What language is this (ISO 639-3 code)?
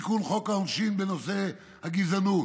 heb